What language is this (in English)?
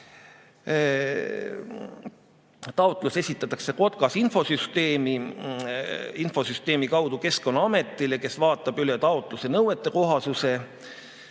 Estonian